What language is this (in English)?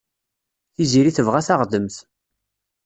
Kabyle